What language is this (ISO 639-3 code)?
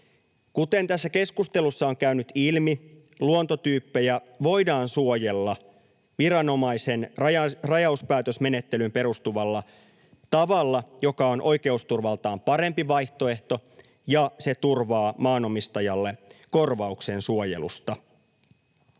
fin